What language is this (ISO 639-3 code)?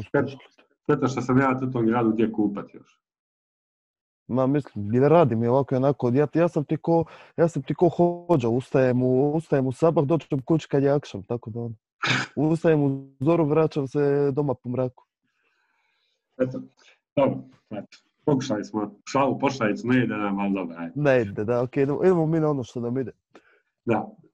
hrv